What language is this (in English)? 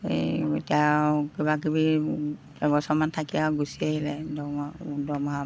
Assamese